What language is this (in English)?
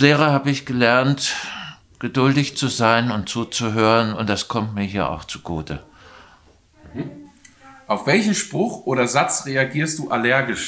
German